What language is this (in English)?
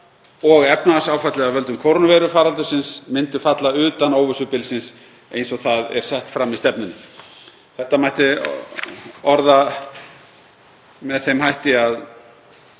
Icelandic